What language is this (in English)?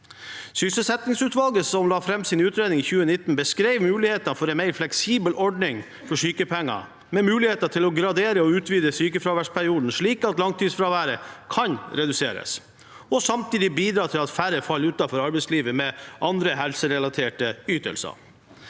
Norwegian